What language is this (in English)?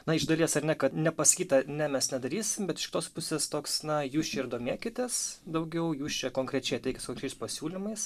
Lithuanian